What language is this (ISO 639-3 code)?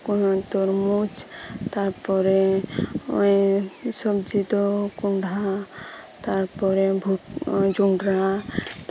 sat